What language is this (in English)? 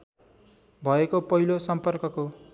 Nepali